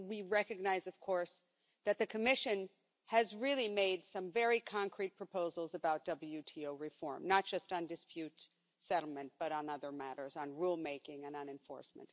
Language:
English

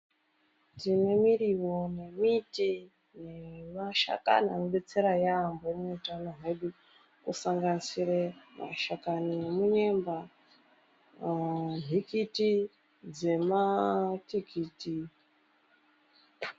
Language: Ndau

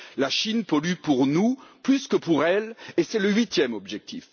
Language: French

